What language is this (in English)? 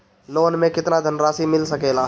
Bhojpuri